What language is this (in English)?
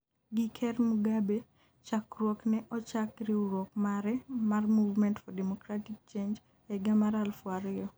Luo (Kenya and Tanzania)